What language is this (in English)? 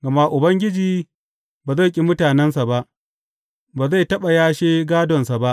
Hausa